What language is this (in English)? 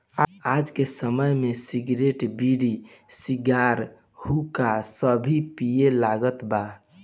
Bhojpuri